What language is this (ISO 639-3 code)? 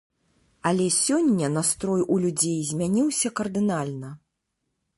bel